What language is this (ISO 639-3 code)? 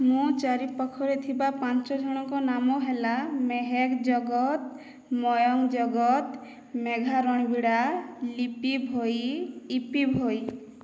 ori